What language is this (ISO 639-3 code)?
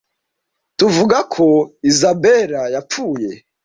kin